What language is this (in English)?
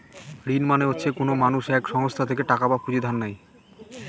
Bangla